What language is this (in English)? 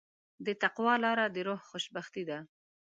Pashto